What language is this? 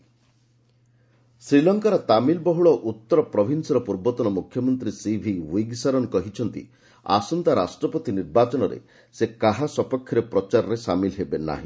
Odia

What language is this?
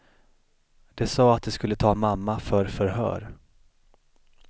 Swedish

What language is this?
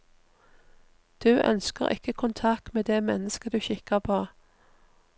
Norwegian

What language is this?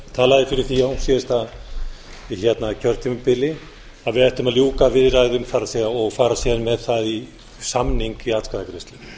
Icelandic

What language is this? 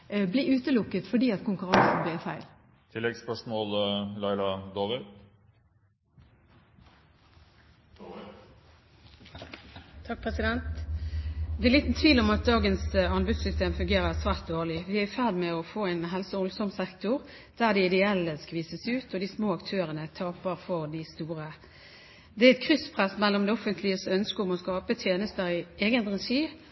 Norwegian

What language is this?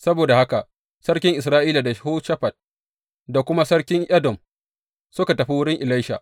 Hausa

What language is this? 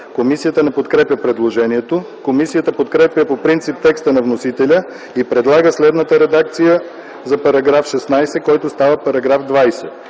Bulgarian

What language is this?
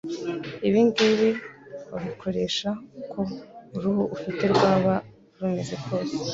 Kinyarwanda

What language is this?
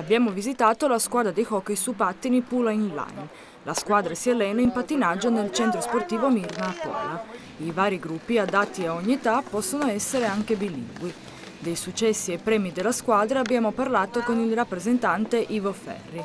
Italian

